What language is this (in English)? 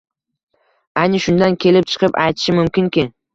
Uzbek